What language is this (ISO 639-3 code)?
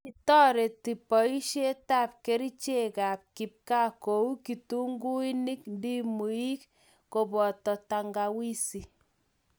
kln